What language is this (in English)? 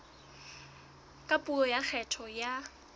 Southern Sotho